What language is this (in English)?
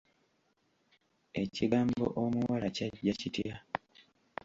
Ganda